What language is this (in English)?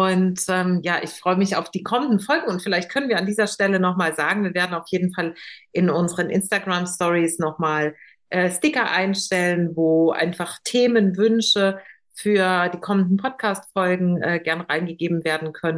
German